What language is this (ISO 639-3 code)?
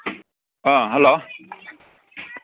mni